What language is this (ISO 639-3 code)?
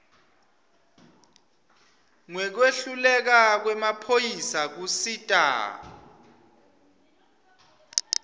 ssw